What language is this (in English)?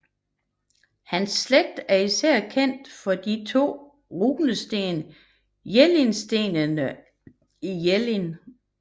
Danish